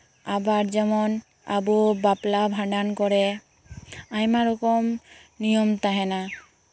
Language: Santali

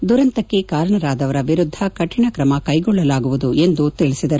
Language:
Kannada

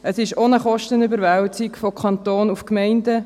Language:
Swiss German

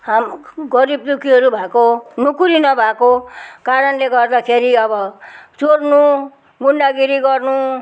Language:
Nepali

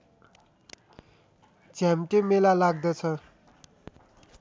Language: Nepali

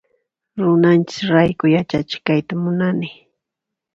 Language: Puno Quechua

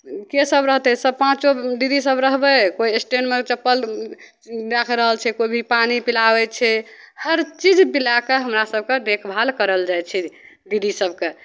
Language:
Maithili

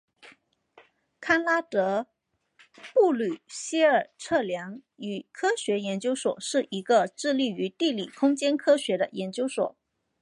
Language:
Chinese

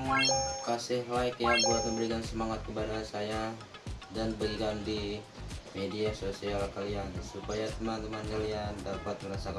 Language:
Indonesian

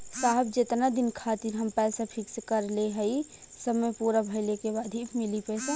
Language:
Bhojpuri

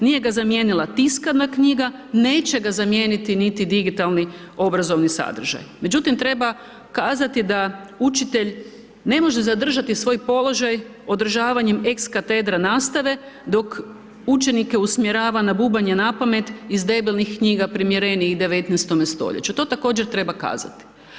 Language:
Croatian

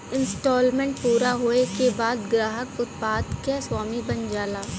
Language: Bhojpuri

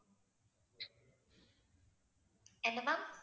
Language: Tamil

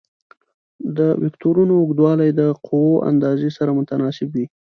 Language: Pashto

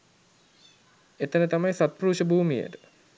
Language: Sinhala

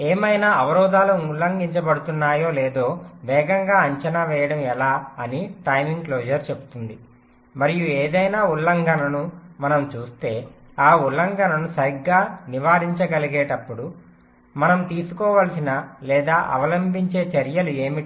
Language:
Telugu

